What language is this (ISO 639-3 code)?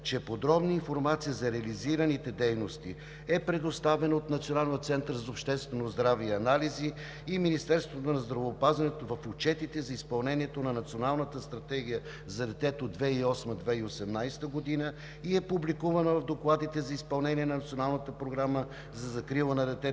bul